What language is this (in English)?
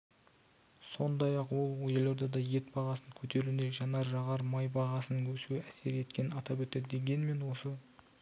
Kazakh